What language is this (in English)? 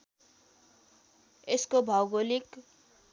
Nepali